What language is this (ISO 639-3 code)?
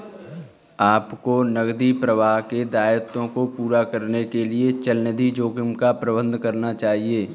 hin